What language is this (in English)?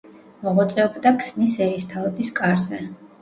Georgian